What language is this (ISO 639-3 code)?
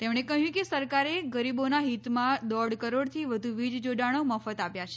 guj